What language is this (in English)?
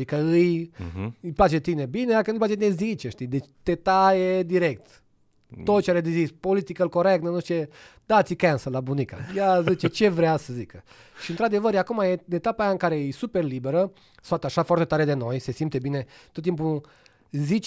Romanian